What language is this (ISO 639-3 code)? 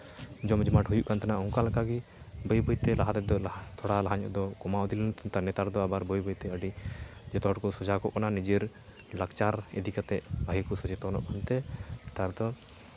sat